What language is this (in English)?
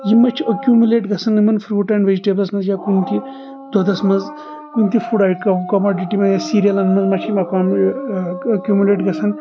Kashmiri